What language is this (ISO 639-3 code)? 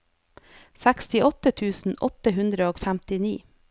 nor